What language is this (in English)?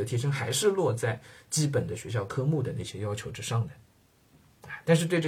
Chinese